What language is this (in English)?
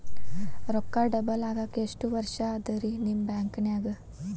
Kannada